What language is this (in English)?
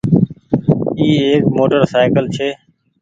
Goaria